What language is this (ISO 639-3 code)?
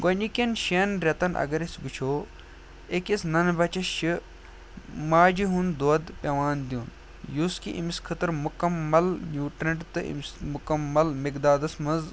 kas